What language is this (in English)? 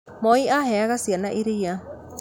Kikuyu